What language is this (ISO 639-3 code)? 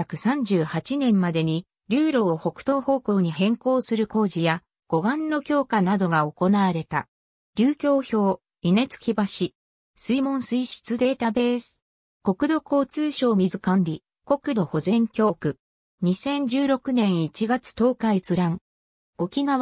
jpn